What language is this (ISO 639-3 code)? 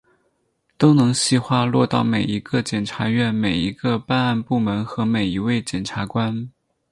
zho